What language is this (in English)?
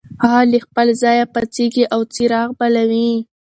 Pashto